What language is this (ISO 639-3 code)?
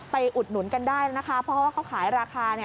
tha